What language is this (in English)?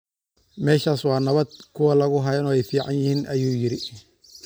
Somali